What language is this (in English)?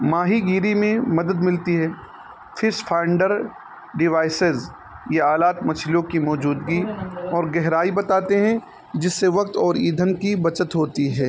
Urdu